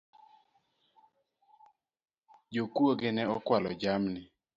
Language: Luo (Kenya and Tanzania)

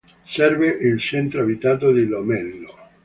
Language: Italian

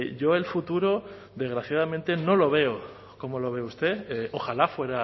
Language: Spanish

